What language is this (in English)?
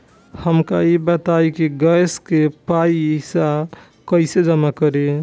Bhojpuri